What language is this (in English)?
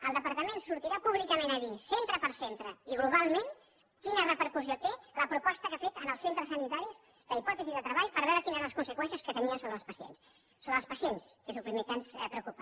Catalan